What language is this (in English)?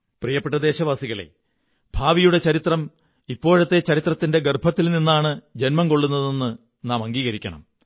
Malayalam